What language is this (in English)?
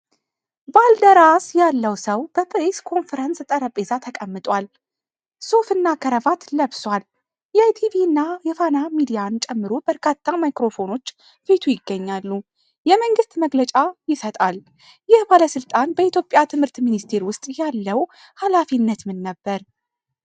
Amharic